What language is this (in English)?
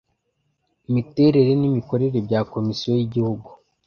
Kinyarwanda